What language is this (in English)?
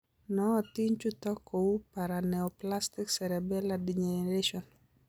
Kalenjin